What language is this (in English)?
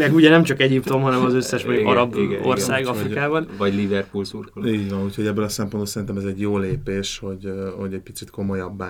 Hungarian